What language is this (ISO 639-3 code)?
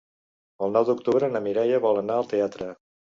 cat